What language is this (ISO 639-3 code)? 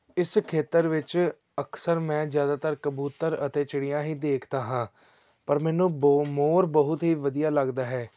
pan